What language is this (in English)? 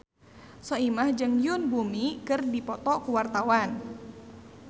Sundanese